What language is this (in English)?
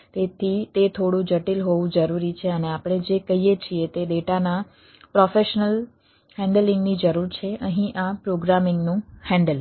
Gujarati